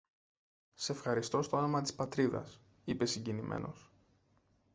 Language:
Greek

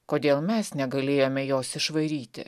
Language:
Lithuanian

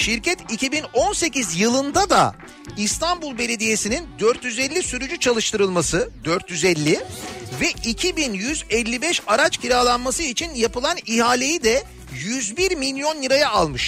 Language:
Turkish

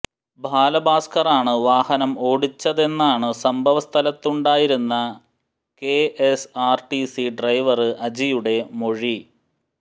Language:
Malayalam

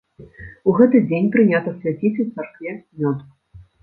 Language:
Belarusian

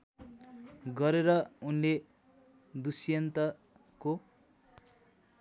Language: Nepali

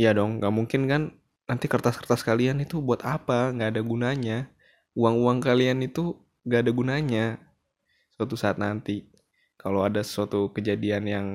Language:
Indonesian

